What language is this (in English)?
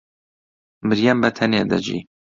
Central Kurdish